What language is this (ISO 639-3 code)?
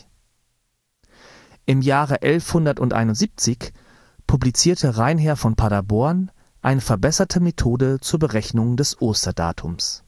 deu